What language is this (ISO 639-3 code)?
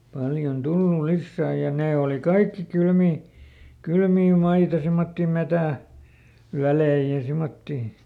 fin